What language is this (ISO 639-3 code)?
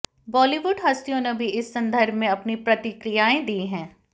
hin